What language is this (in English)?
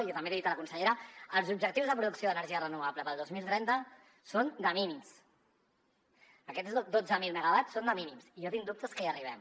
Catalan